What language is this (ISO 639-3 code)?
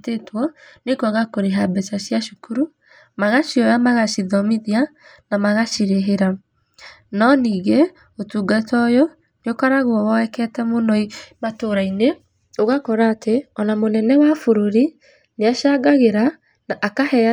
kik